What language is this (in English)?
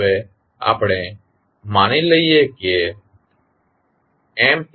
Gujarati